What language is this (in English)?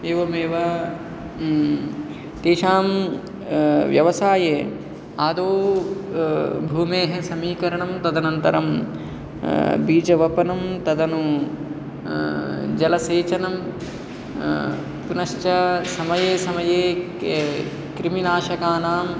Sanskrit